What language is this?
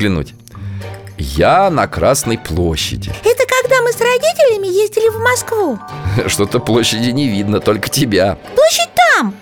Russian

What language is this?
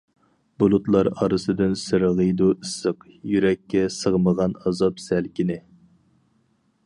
Uyghur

